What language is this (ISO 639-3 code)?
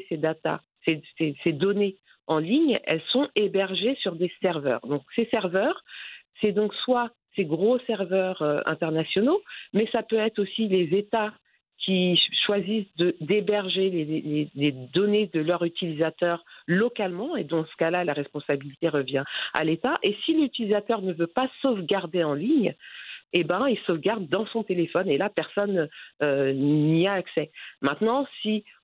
fra